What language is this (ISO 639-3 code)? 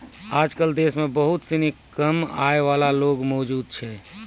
mai